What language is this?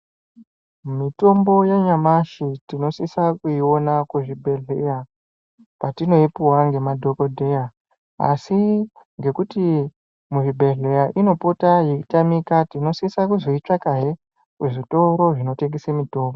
Ndau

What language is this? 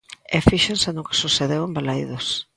Galician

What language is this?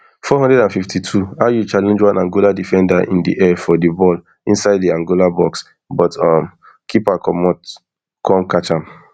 Nigerian Pidgin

